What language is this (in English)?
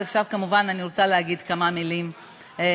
Hebrew